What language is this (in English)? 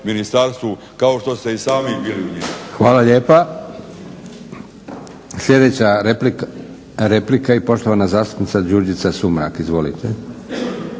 Croatian